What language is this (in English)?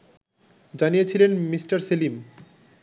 Bangla